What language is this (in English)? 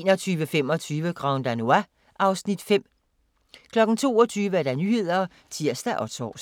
Danish